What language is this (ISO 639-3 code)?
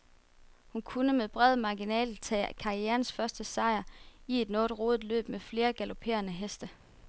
dan